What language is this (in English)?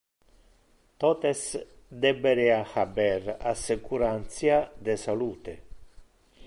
Interlingua